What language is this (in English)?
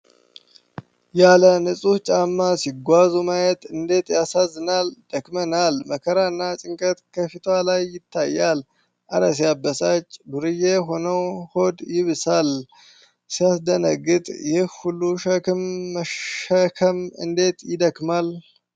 Amharic